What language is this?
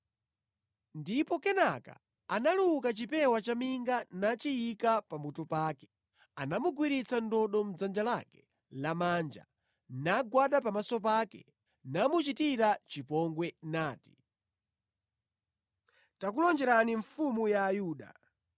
Nyanja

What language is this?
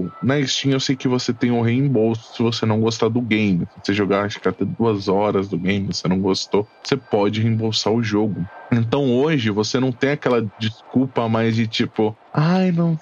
Portuguese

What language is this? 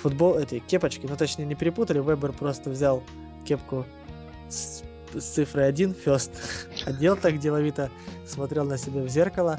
Russian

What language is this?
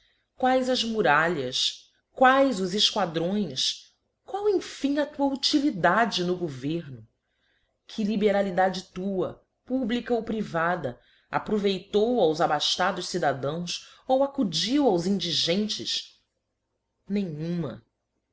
Portuguese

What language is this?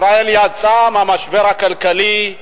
Hebrew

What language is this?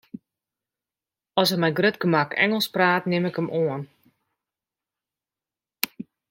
Western Frisian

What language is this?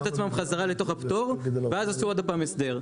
Hebrew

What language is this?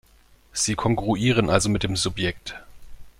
German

